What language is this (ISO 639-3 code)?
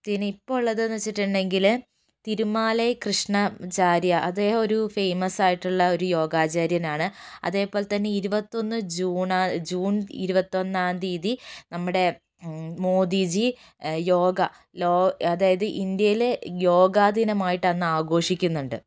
mal